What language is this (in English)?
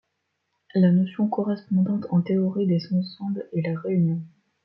French